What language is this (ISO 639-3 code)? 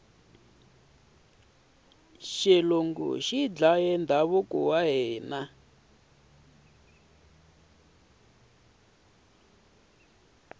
tso